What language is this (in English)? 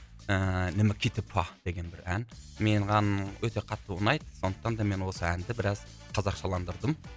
Kazakh